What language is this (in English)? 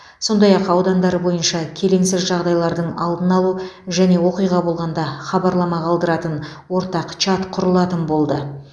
Kazakh